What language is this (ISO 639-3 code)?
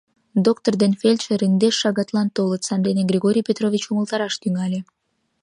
chm